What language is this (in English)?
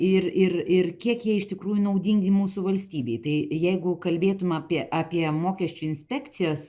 Lithuanian